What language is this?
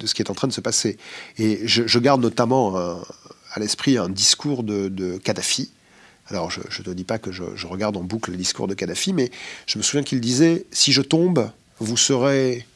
French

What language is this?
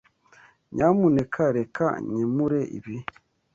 Kinyarwanda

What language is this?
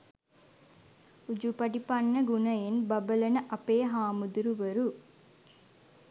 Sinhala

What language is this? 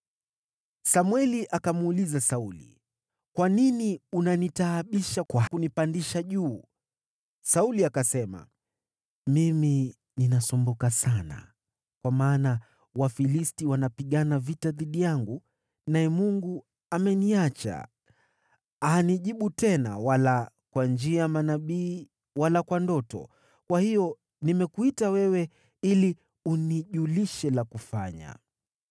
Swahili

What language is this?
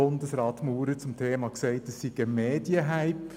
Swiss German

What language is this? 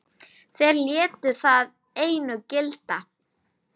Icelandic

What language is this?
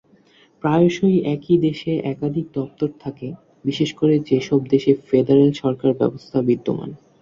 Bangla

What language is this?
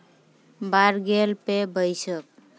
Santali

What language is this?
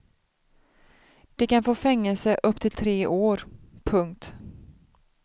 Swedish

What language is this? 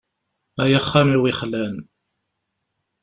Kabyle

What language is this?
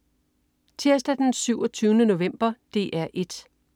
Danish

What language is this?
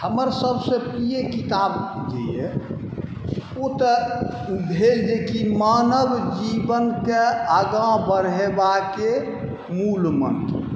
Maithili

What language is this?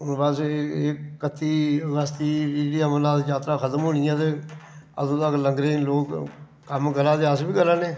Dogri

